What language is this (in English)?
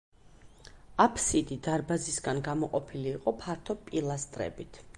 Georgian